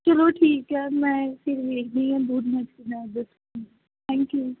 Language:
Punjabi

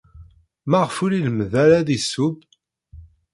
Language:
Kabyle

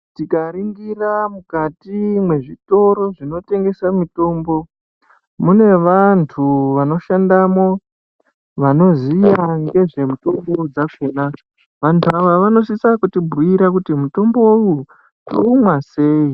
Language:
Ndau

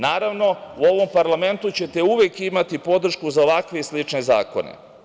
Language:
Serbian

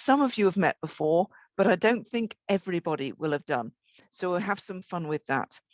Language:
English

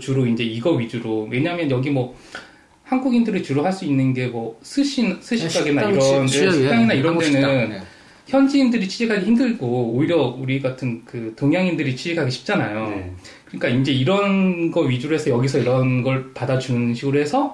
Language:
Korean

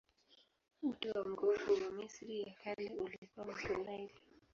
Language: Swahili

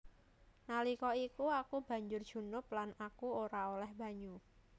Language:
Javanese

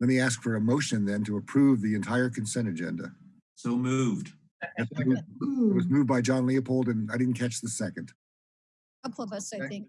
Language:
English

